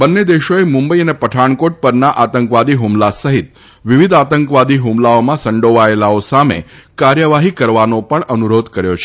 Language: Gujarati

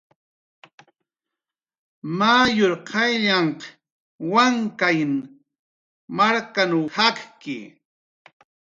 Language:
Jaqaru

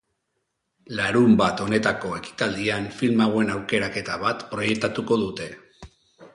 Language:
Basque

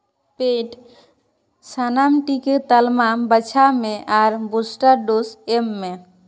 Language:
Santali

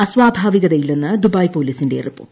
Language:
Malayalam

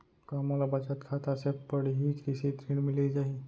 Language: Chhattisgarhi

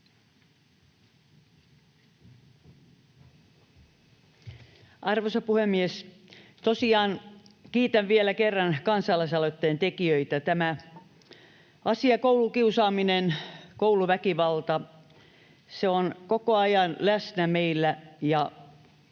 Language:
Finnish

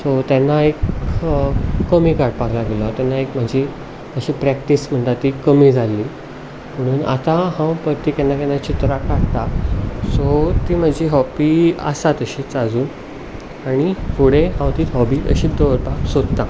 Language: Konkani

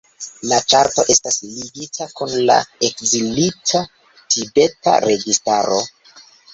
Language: Esperanto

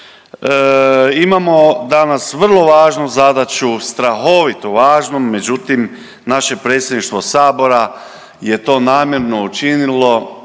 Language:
Croatian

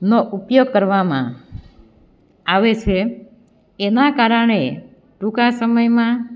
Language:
Gujarati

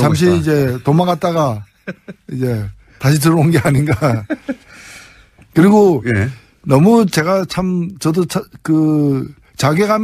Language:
Korean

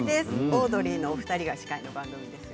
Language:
Japanese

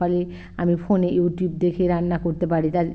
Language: Bangla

